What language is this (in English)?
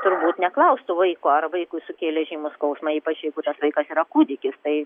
Lithuanian